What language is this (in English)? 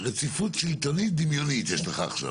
Hebrew